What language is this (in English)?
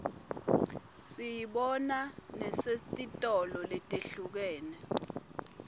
Swati